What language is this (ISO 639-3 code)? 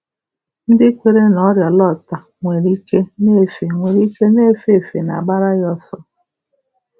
ibo